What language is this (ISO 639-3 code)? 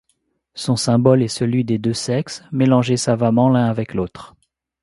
fra